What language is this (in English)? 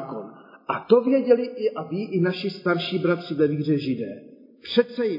Czech